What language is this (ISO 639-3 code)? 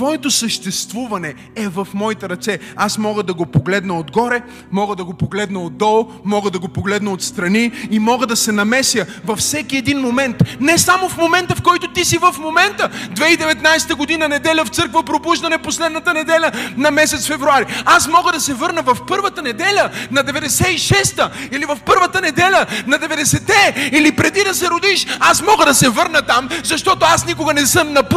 bul